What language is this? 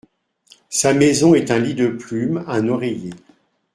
French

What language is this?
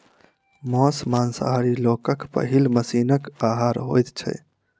Maithili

